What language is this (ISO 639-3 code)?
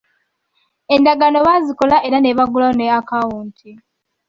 lug